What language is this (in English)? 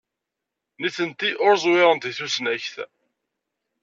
Kabyle